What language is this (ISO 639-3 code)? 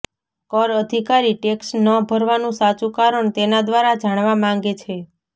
guj